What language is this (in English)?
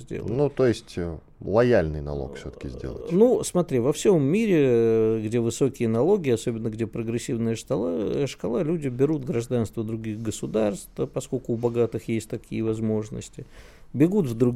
Russian